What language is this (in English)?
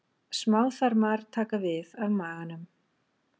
Icelandic